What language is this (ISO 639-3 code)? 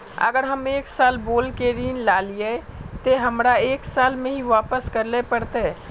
mag